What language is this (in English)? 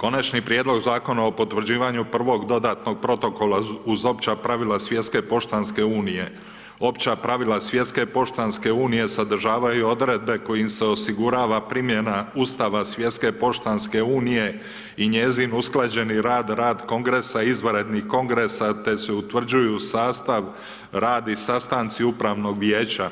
Croatian